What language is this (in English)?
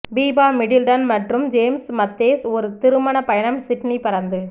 Tamil